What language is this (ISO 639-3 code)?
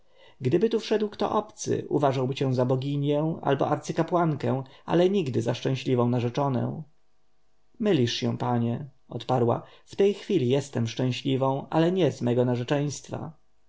pol